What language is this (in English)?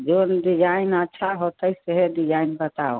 Maithili